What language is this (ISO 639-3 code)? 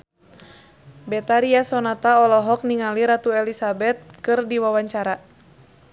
sun